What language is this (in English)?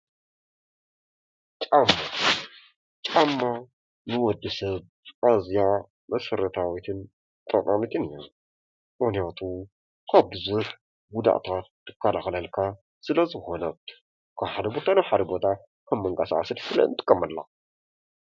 Tigrinya